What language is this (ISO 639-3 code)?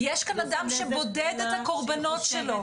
heb